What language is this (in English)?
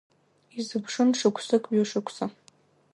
Abkhazian